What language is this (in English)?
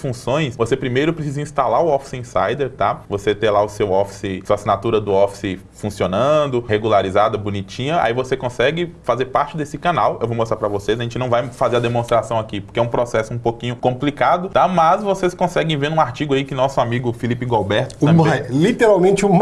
Portuguese